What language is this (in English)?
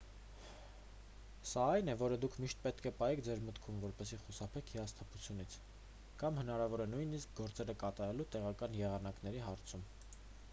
Armenian